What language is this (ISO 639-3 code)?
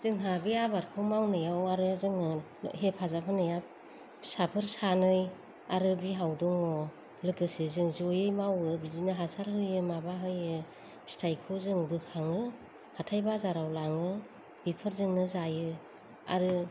brx